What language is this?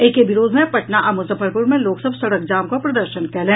Maithili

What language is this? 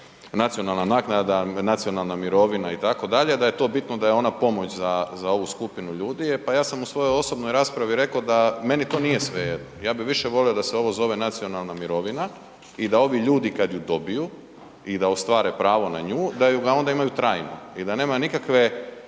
Croatian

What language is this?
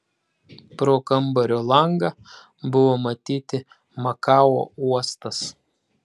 Lithuanian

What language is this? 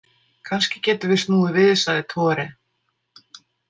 Icelandic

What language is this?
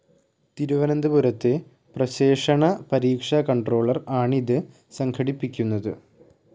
Malayalam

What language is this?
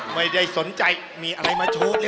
Thai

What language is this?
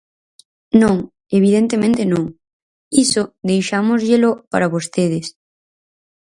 Galician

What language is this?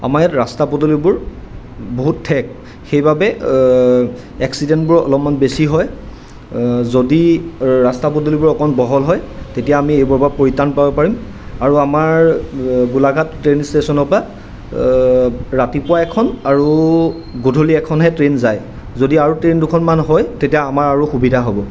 Assamese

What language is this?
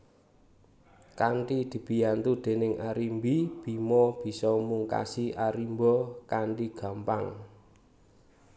Javanese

